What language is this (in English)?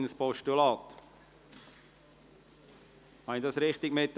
Swiss German